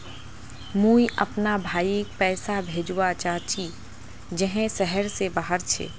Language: Magahi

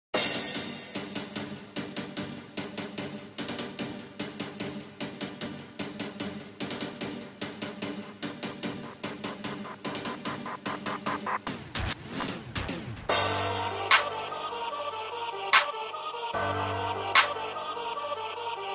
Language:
English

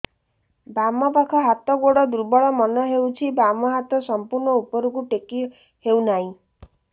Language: Odia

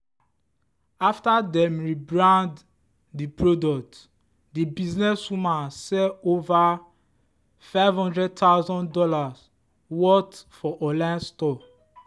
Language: Nigerian Pidgin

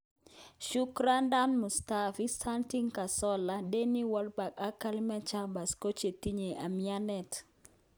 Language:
Kalenjin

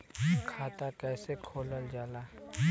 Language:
Bhojpuri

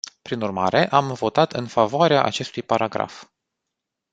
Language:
Romanian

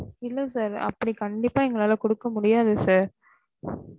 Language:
Tamil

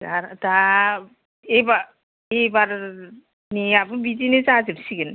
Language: Bodo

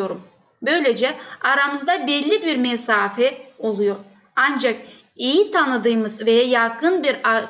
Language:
Turkish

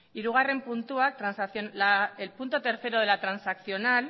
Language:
Spanish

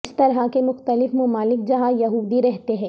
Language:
Urdu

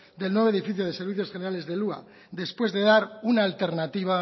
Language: Spanish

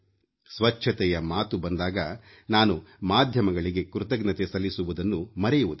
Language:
Kannada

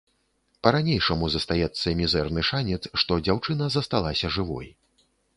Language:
Belarusian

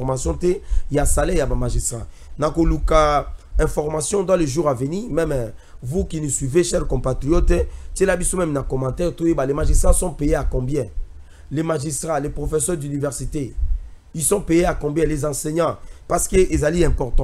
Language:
French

